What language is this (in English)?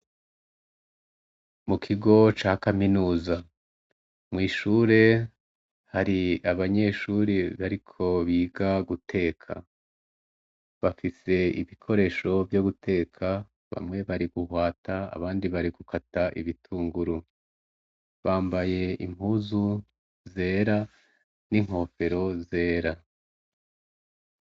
Rundi